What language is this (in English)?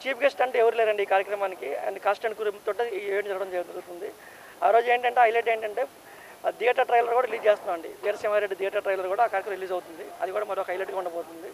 Telugu